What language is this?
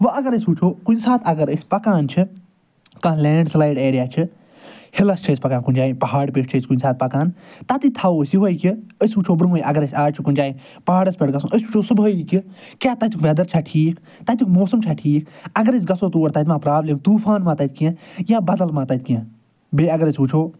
Kashmiri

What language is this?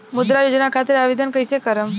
Bhojpuri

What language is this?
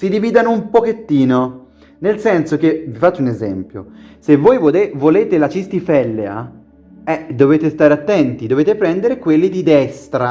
Italian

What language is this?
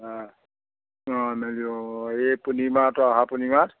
Assamese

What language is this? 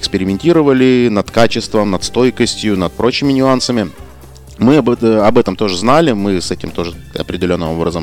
Russian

